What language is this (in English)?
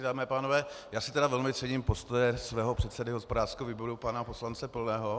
Czech